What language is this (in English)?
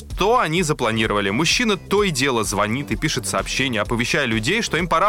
Russian